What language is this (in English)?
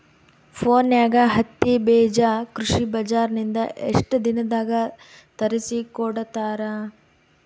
Kannada